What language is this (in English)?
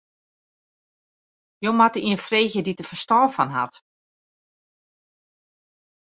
Western Frisian